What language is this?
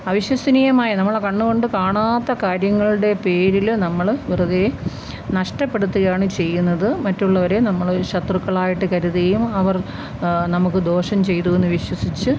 Malayalam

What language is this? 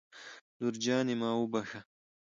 Pashto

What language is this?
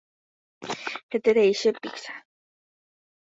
Guarani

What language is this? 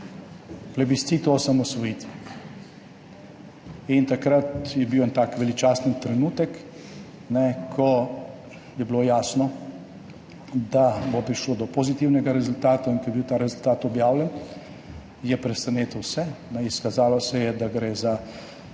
Slovenian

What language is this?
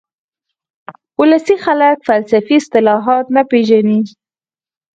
Pashto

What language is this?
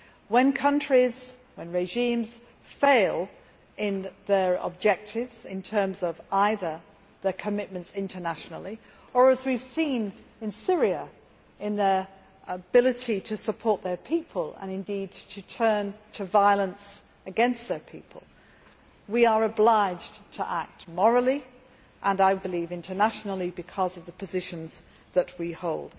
English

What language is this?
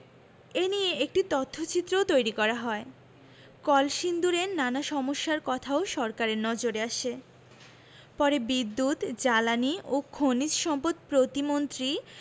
Bangla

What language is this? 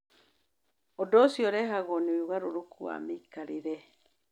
Kikuyu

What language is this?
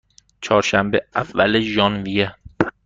Persian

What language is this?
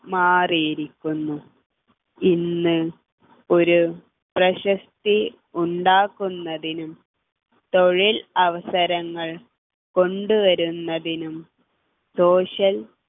Malayalam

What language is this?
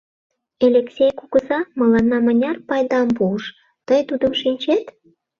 Mari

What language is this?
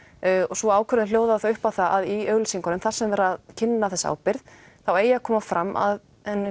Icelandic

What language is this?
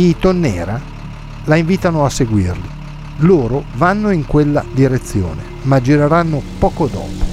Italian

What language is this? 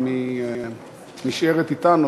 Hebrew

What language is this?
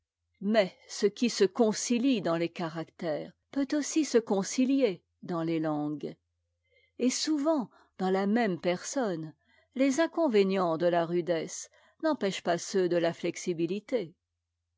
French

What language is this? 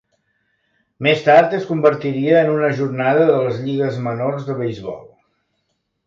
Catalan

